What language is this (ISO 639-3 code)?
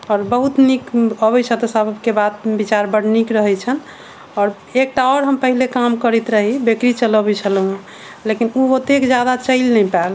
mai